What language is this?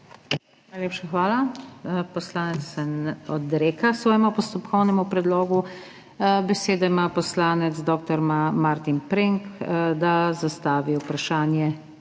Slovenian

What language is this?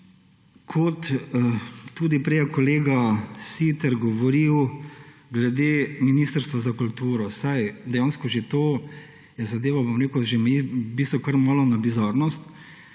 Slovenian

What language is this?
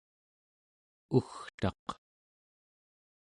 Central Yupik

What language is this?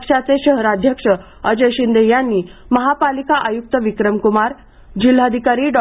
Marathi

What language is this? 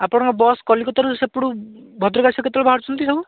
Odia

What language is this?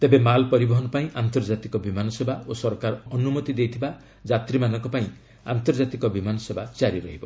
Odia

